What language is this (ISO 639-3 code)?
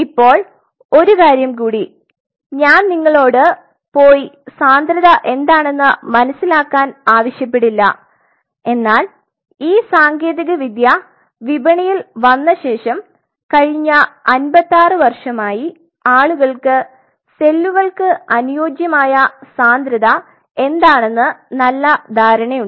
mal